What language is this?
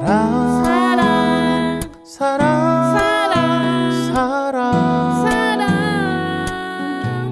Spanish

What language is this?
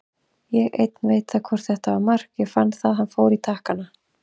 Icelandic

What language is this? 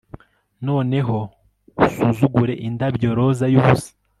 Kinyarwanda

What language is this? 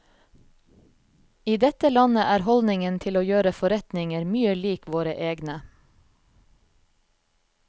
Norwegian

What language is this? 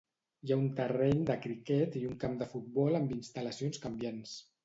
Catalan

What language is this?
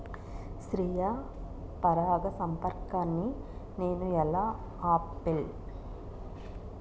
Telugu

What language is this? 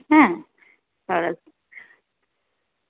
Gujarati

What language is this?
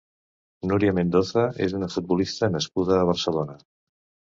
Catalan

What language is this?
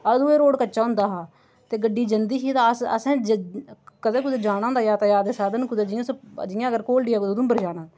Dogri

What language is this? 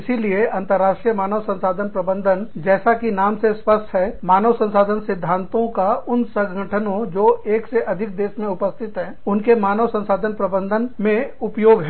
Hindi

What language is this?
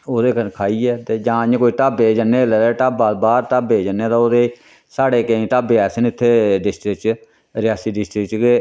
Dogri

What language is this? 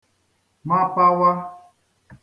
Igbo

